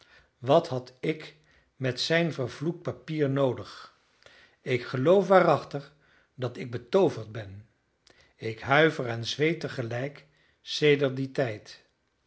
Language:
Dutch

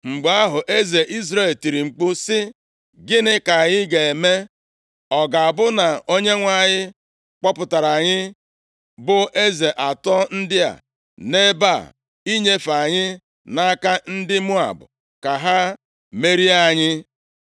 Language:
Igbo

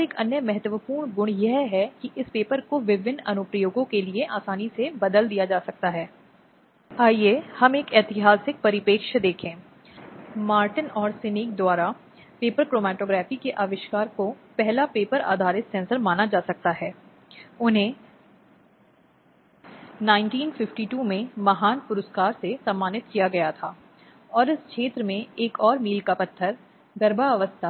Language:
Hindi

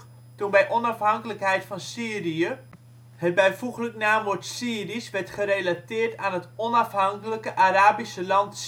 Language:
Dutch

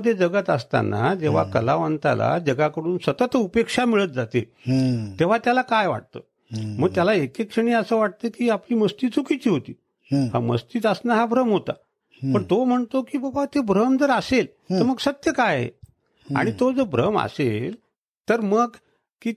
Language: Marathi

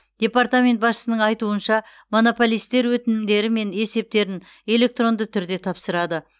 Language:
Kazakh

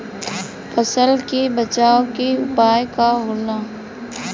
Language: Bhojpuri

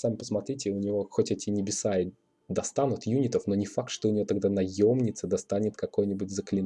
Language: Russian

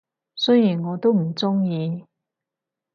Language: Cantonese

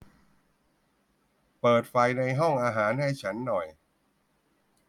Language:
Thai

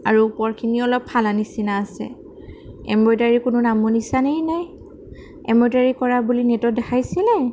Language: Assamese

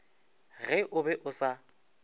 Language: Northern Sotho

